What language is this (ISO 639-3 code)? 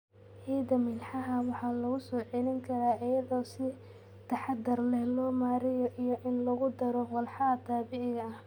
som